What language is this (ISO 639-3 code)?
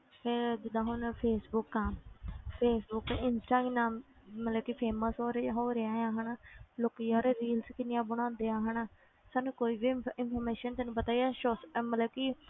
pan